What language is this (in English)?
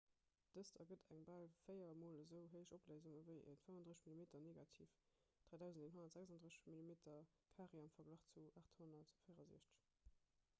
Luxembourgish